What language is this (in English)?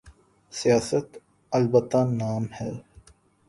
Urdu